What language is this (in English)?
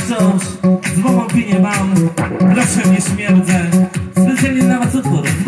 Polish